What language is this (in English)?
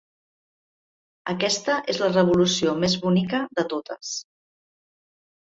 Catalan